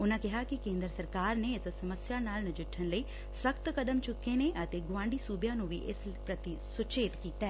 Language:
Punjabi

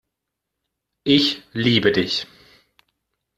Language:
German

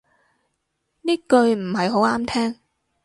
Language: Cantonese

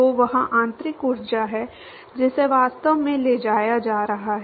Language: Hindi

